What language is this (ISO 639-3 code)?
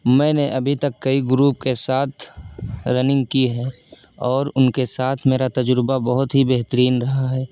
urd